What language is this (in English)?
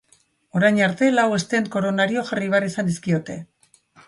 Basque